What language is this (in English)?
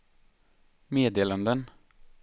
Swedish